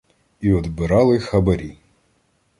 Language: Ukrainian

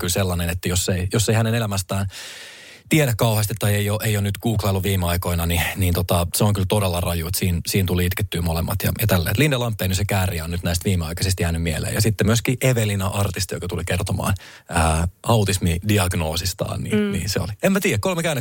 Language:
Finnish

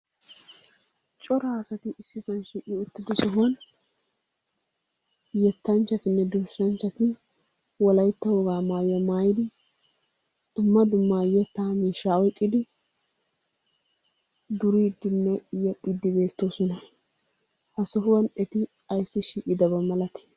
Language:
Wolaytta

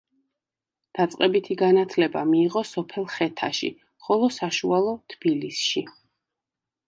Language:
Georgian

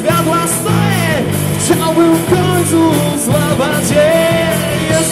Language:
Romanian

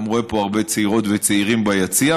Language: Hebrew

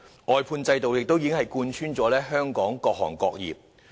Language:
Cantonese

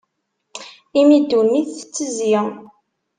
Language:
Kabyle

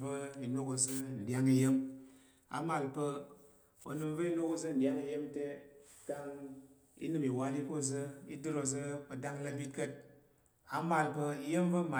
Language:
Tarok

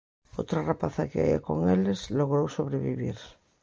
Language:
Galician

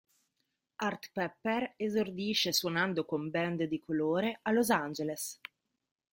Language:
Italian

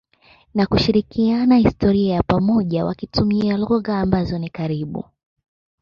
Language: Swahili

